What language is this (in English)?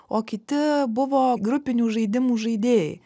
Lithuanian